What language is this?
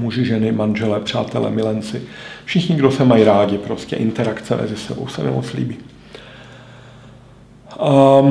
Czech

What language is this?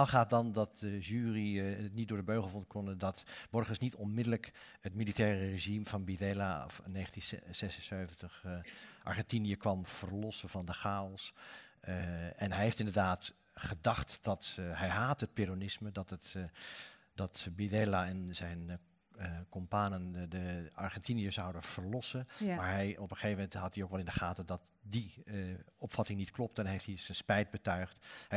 Dutch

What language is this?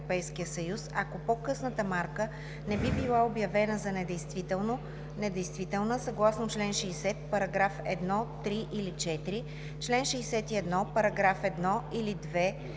Bulgarian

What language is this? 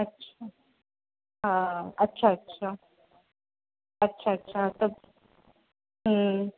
Sindhi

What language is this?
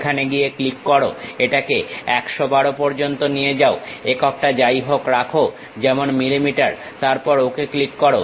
Bangla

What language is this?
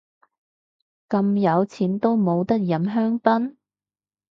Cantonese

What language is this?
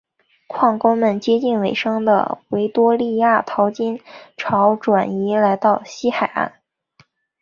Chinese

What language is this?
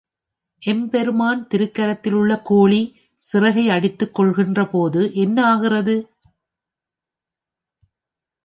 Tamil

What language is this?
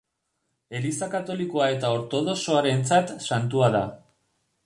Basque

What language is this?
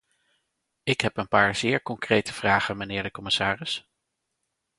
Dutch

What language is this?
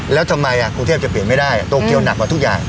Thai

